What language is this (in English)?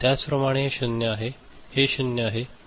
Marathi